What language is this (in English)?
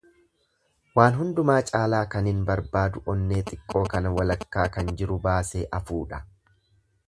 Oromo